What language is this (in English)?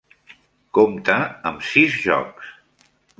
Catalan